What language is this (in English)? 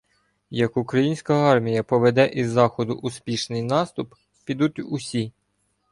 Ukrainian